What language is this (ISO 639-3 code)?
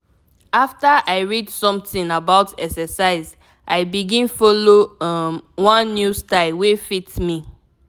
pcm